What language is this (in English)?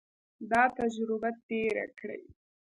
Pashto